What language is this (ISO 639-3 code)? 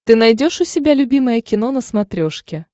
rus